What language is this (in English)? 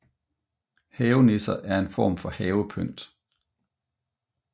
Danish